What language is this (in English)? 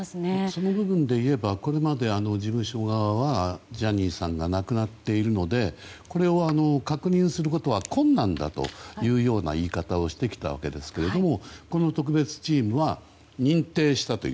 Japanese